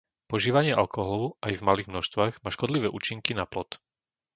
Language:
Slovak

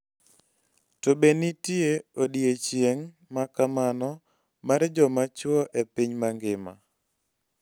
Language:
Luo (Kenya and Tanzania)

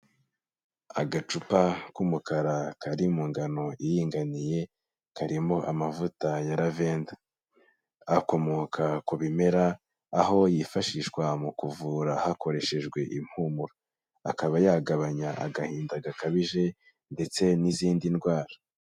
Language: Kinyarwanda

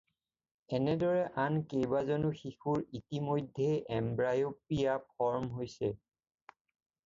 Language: Assamese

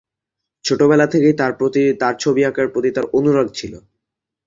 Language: Bangla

